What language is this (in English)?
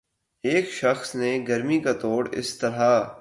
Urdu